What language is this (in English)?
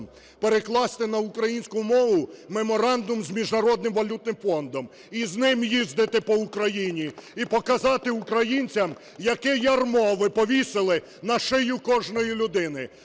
Ukrainian